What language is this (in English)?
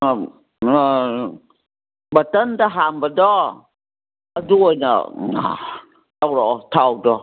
Manipuri